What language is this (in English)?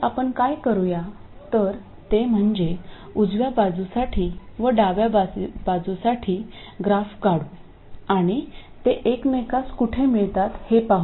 Marathi